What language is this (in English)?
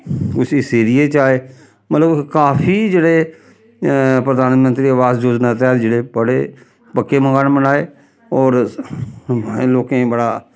Dogri